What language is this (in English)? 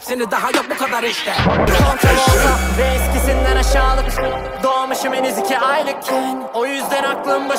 Turkish